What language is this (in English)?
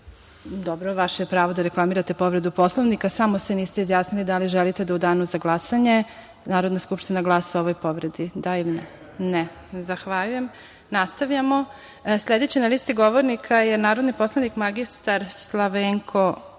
Serbian